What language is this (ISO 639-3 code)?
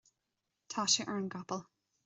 gle